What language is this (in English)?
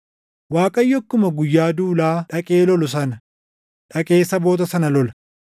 Oromo